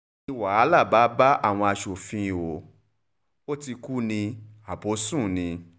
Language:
Yoruba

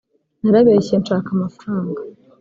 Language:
Kinyarwanda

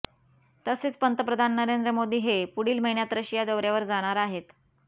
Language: Marathi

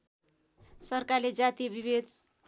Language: Nepali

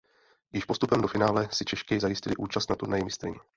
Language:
Czech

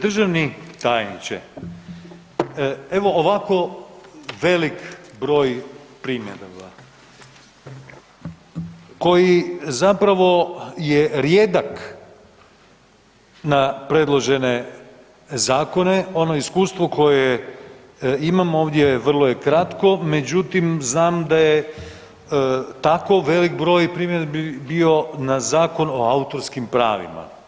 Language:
Croatian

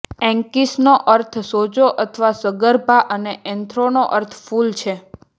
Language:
Gujarati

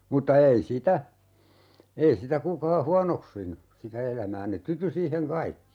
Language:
Finnish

